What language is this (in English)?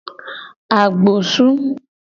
Gen